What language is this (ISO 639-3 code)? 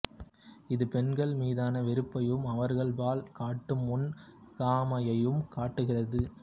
tam